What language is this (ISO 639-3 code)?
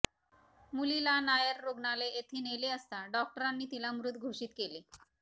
mar